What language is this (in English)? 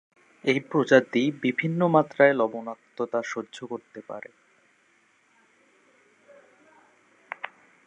Bangla